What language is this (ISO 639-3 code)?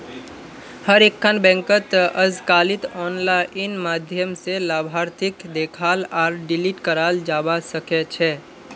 mag